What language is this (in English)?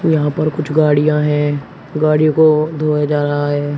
Hindi